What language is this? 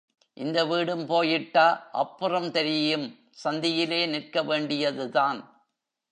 Tamil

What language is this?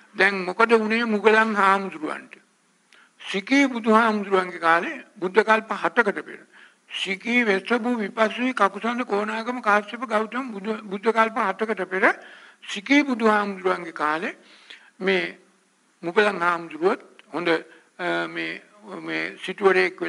Arabic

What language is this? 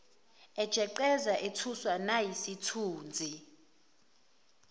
Zulu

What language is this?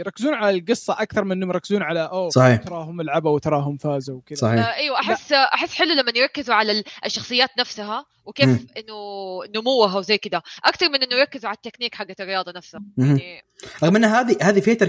Arabic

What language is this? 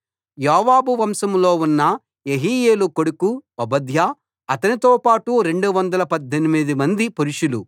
Telugu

